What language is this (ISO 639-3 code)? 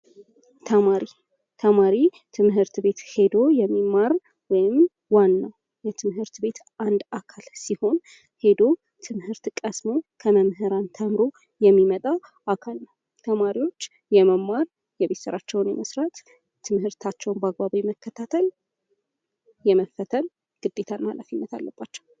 amh